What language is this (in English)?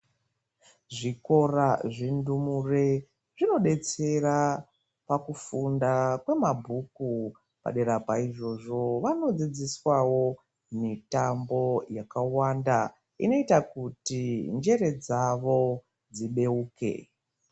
Ndau